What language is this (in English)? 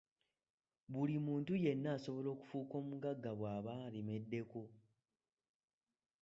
Ganda